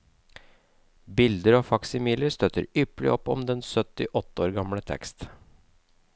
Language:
Norwegian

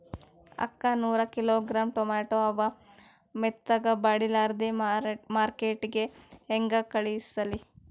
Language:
Kannada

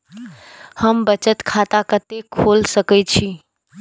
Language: Maithili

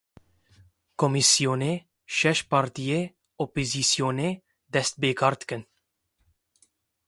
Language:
Kurdish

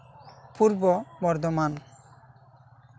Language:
Santali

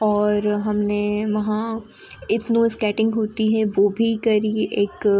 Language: Hindi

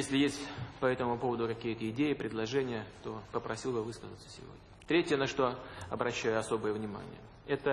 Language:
Russian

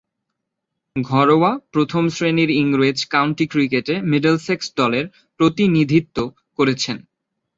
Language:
Bangla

